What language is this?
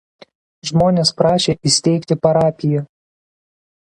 Lithuanian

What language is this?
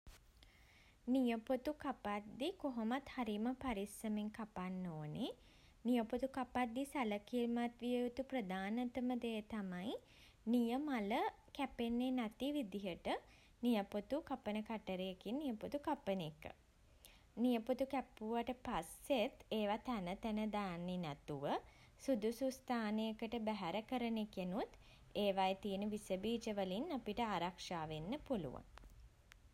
Sinhala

